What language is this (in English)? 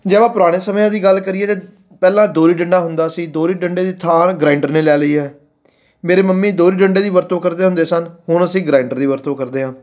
Punjabi